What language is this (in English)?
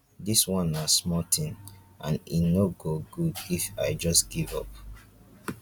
Nigerian Pidgin